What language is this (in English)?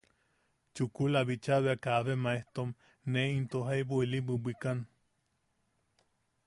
Yaqui